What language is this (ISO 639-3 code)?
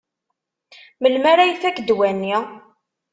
kab